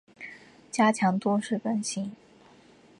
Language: Chinese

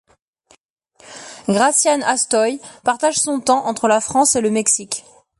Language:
French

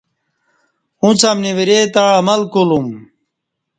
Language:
Kati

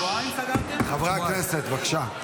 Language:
Hebrew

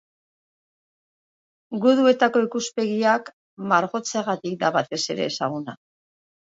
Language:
Basque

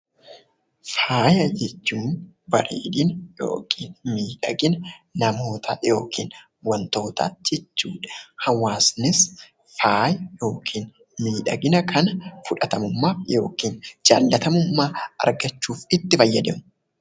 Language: Oromo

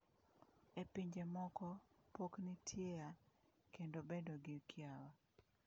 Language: Luo (Kenya and Tanzania)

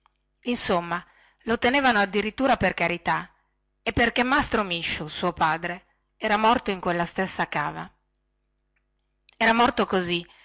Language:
Italian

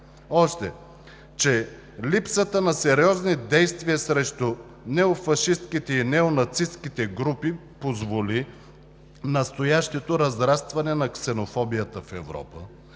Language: Bulgarian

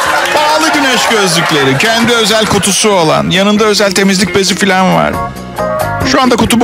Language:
Turkish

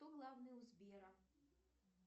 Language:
Russian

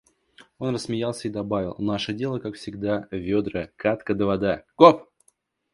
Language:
Russian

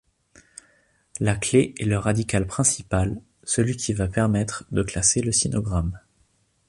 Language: French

